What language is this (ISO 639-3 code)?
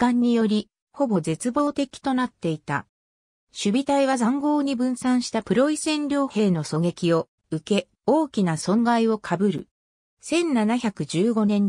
jpn